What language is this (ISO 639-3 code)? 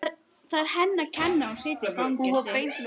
isl